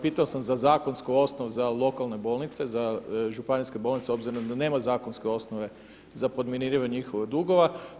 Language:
Croatian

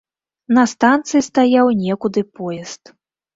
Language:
Belarusian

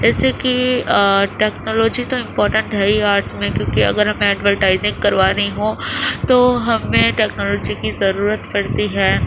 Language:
Urdu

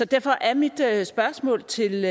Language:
Danish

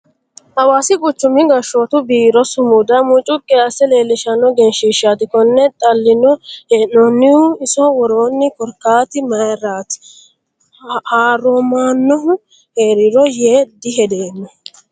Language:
Sidamo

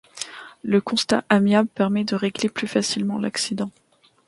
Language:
French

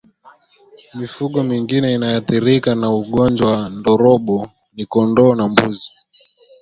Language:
Swahili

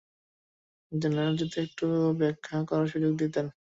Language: Bangla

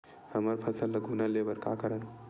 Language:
Chhattisgarhi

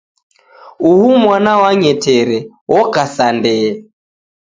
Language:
Taita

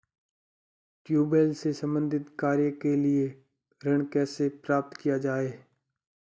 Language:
Hindi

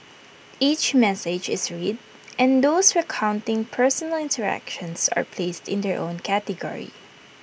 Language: English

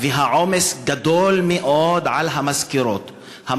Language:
Hebrew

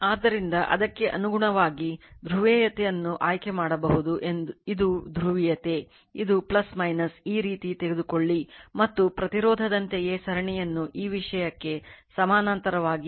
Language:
Kannada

